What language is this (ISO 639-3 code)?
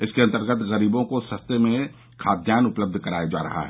hin